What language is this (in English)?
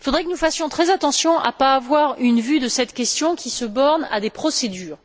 French